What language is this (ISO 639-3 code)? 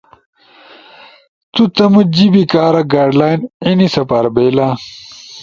ush